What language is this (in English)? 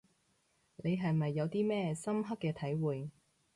Cantonese